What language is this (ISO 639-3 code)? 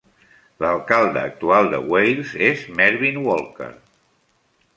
cat